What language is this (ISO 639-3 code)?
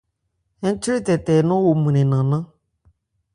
ebr